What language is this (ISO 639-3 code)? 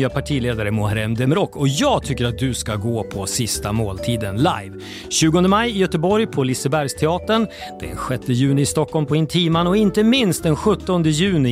swe